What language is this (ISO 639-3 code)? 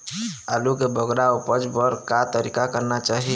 hne